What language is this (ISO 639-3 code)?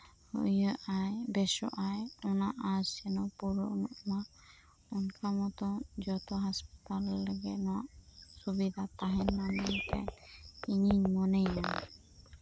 sat